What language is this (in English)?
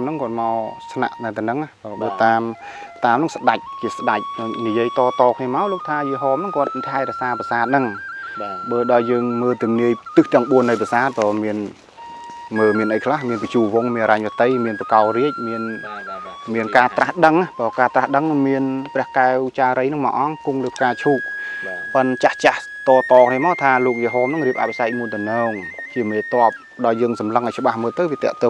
Vietnamese